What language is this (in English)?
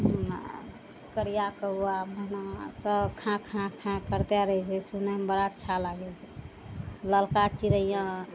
Maithili